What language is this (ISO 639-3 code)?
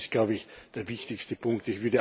deu